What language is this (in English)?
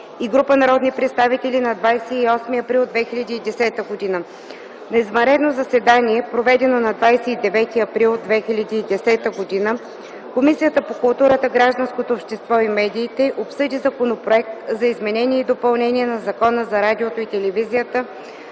Bulgarian